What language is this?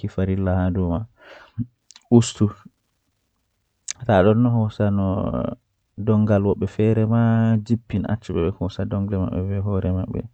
Western Niger Fulfulde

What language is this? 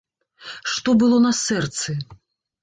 Belarusian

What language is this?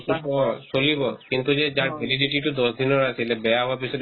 Assamese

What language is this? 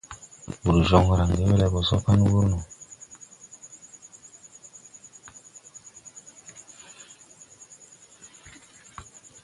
Tupuri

